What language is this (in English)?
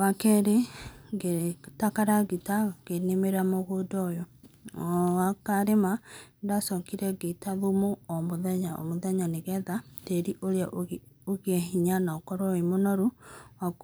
Kikuyu